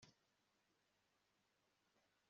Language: Kinyarwanda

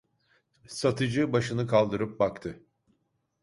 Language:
Turkish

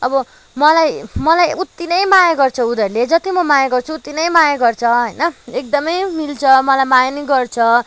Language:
Nepali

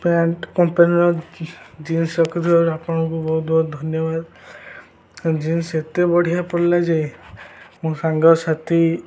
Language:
Odia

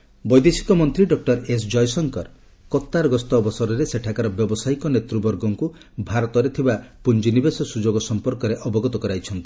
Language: Odia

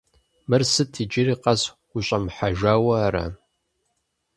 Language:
Kabardian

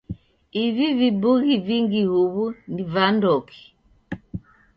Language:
Taita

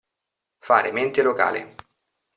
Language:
Italian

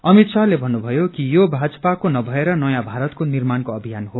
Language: Nepali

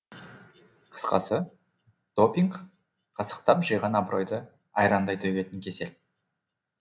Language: Kazakh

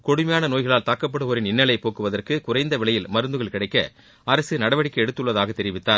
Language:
Tamil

